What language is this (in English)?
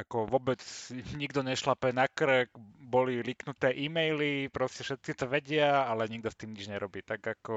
Slovak